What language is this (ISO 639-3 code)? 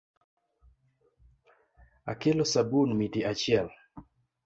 luo